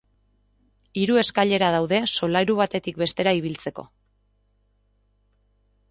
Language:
Basque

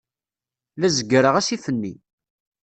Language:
Kabyle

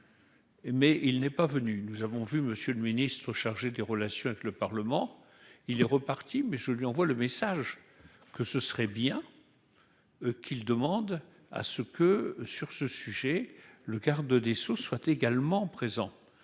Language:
French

